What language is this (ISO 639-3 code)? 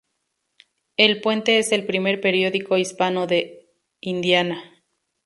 spa